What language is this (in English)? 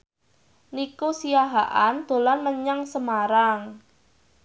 Javanese